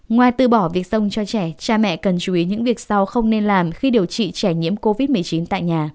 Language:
Vietnamese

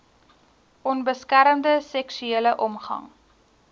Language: Afrikaans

